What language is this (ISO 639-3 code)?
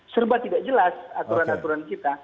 ind